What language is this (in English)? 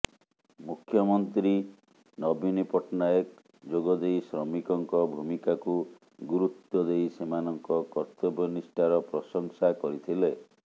Odia